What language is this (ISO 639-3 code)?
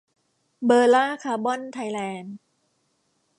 tha